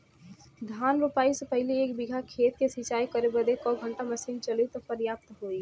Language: Bhojpuri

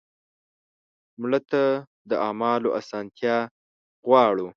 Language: Pashto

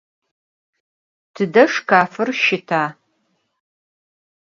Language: Adyghe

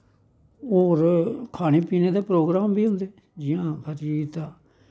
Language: Dogri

